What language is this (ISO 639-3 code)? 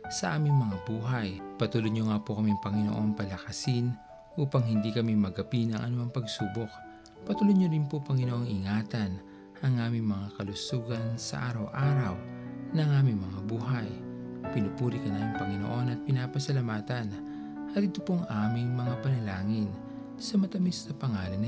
fil